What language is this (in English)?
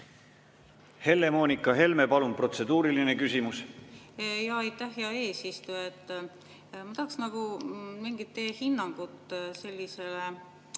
Estonian